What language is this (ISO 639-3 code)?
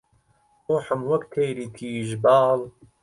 ckb